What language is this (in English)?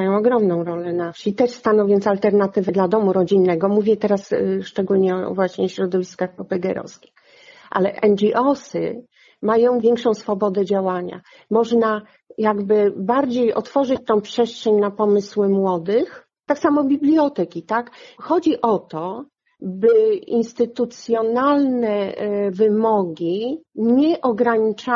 Polish